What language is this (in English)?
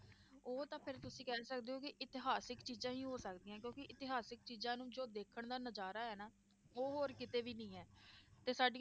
Punjabi